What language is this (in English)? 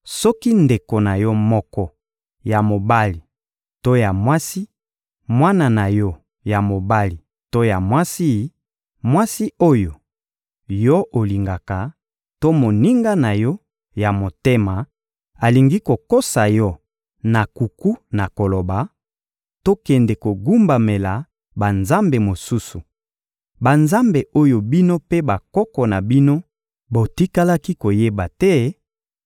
Lingala